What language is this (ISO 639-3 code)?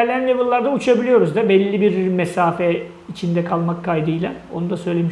tur